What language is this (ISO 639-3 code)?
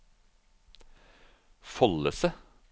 nor